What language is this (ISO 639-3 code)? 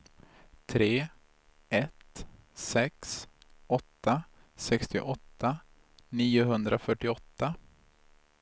swe